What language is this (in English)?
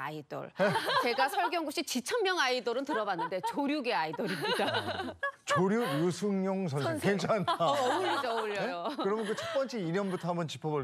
Korean